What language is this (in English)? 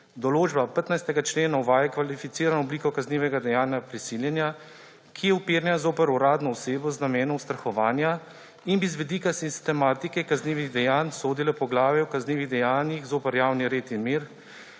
Slovenian